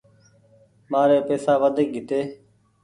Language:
Goaria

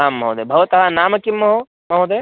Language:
Sanskrit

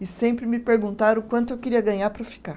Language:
Portuguese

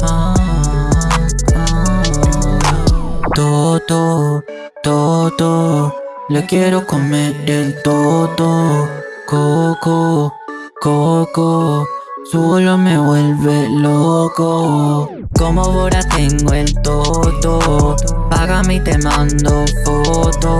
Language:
Spanish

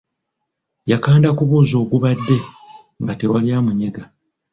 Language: Ganda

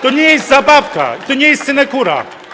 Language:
Polish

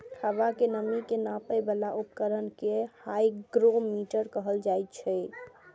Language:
Maithili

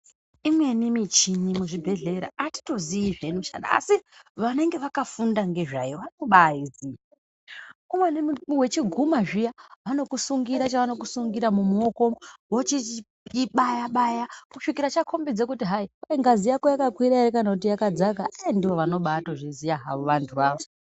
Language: Ndau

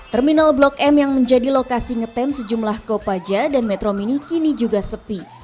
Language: Indonesian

